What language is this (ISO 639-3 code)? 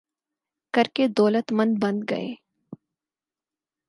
urd